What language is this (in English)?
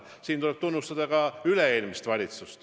Estonian